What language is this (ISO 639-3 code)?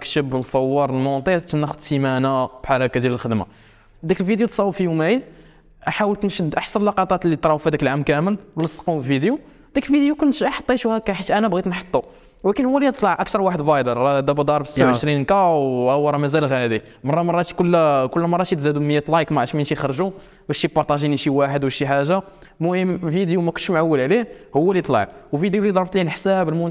ara